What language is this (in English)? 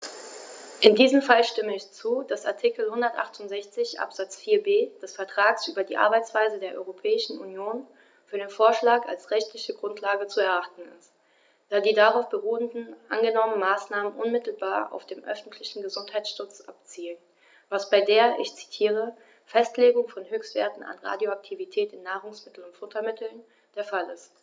German